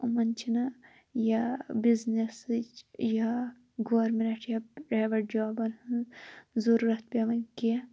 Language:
Kashmiri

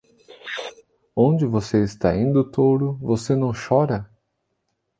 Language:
Portuguese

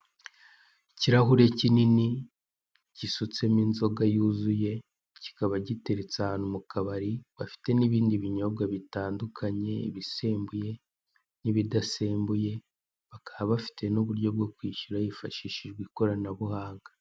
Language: Kinyarwanda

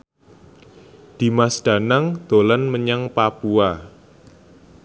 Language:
Javanese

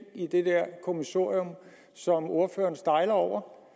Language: Danish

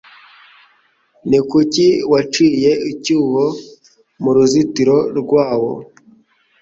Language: Kinyarwanda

